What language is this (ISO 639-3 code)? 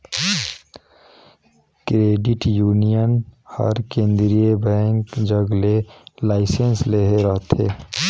hne